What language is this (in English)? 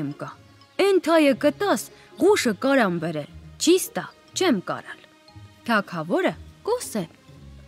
Romanian